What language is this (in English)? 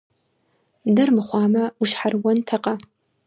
Kabardian